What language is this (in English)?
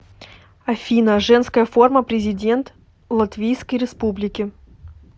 Russian